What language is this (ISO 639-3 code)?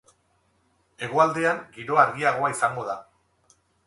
eus